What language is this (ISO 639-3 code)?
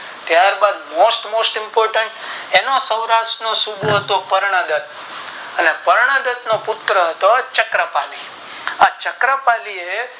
guj